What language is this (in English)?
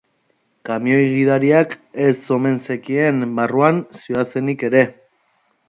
Basque